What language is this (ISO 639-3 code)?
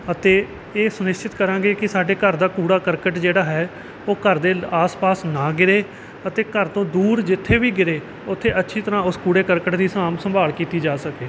pan